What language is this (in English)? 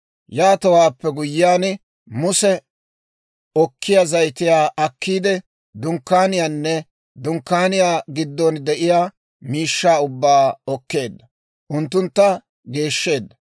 Dawro